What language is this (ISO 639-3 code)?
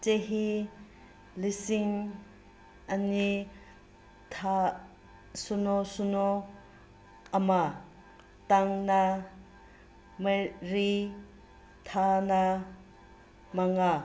mni